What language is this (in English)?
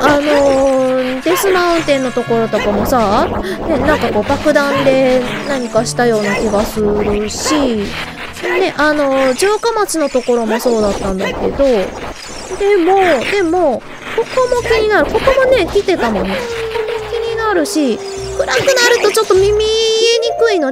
Japanese